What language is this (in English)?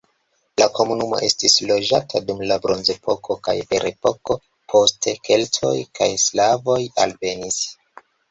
Esperanto